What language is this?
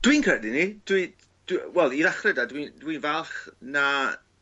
Welsh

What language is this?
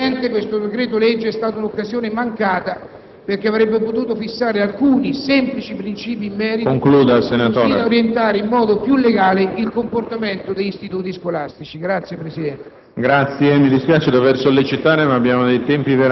Italian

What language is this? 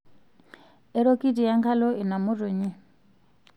Masai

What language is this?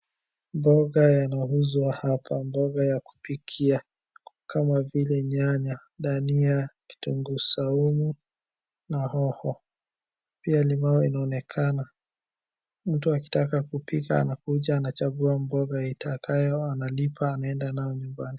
Swahili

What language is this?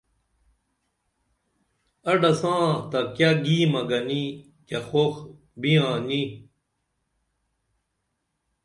Dameli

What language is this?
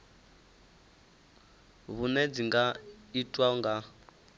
Venda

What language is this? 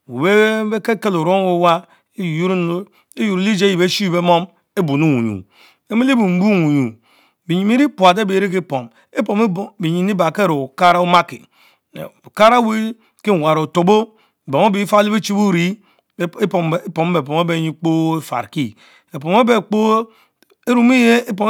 Mbe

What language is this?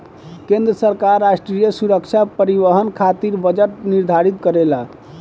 Bhojpuri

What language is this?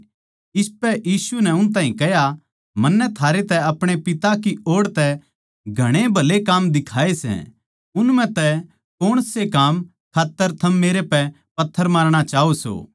Haryanvi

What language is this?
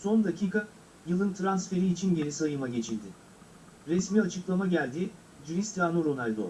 Turkish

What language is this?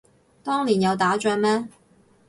Cantonese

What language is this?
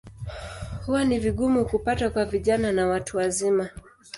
Swahili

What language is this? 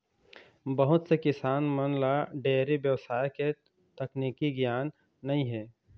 Chhattisgarhi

